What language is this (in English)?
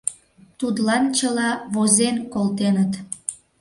Mari